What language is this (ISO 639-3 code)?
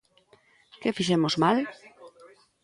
glg